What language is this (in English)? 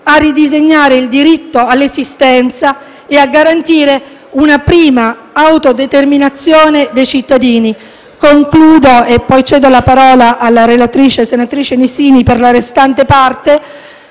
Italian